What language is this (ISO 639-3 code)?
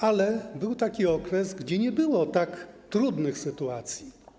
pol